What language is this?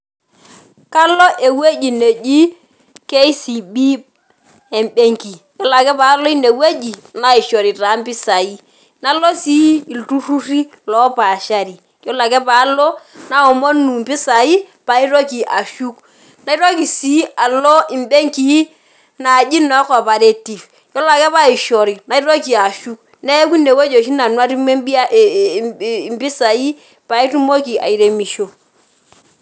Masai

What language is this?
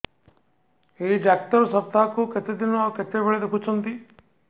Odia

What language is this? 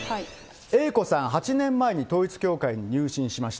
Japanese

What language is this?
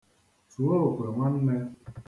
Igbo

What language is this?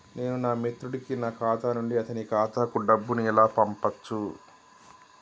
Telugu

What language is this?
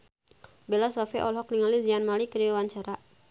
Sundanese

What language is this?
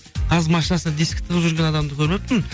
Kazakh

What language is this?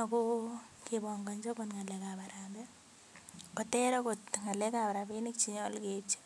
Kalenjin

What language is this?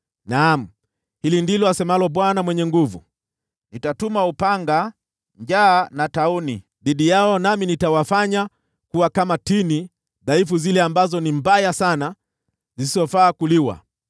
Swahili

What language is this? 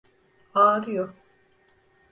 Turkish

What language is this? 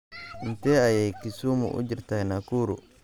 Somali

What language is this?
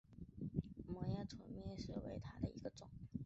Chinese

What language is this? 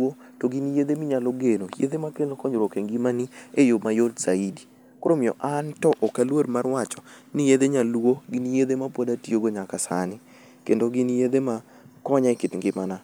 Luo (Kenya and Tanzania)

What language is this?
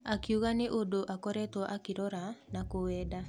Kikuyu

